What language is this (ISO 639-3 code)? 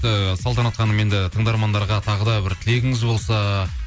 kaz